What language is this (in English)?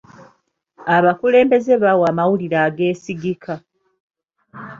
Ganda